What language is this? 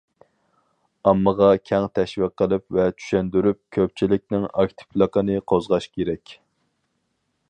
Uyghur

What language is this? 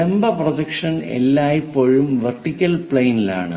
Malayalam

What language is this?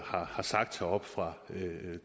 Danish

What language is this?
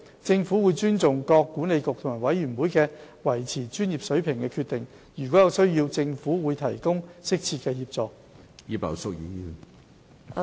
Cantonese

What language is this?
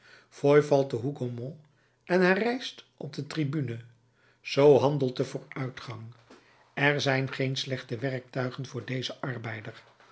Dutch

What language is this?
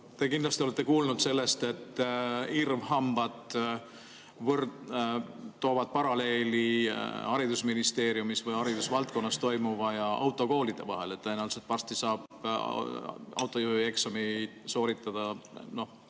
Estonian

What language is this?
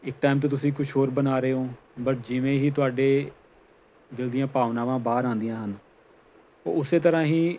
Punjabi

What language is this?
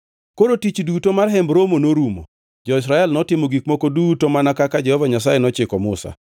Luo (Kenya and Tanzania)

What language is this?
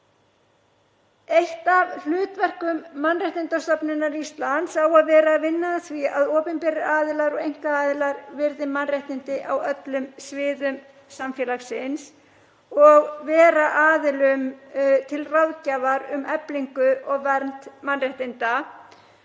Icelandic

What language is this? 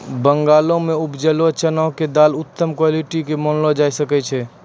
Maithili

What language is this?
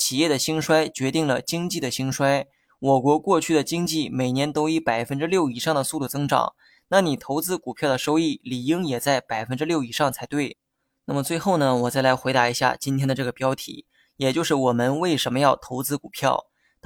Chinese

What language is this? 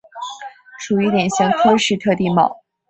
Chinese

